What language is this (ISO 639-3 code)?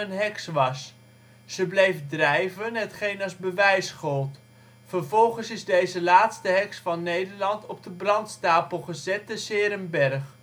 nld